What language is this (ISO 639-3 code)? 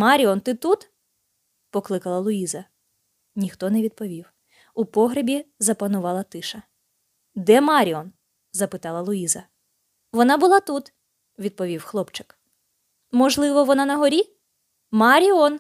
ukr